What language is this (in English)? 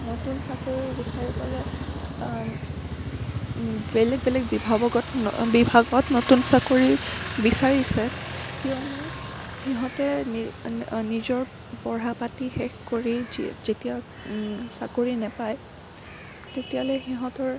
Assamese